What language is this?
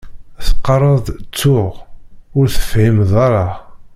Kabyle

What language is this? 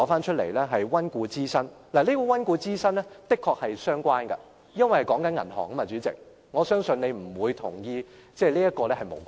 Cantonese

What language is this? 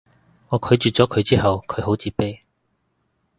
Cantonese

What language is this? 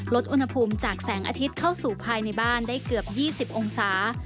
Thai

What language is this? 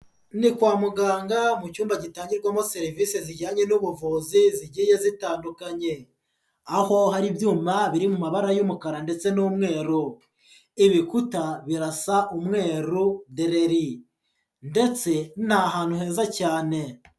Kinyarwanda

